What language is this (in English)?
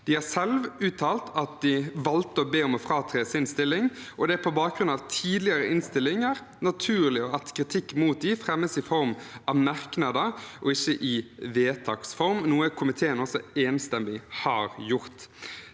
Norwegian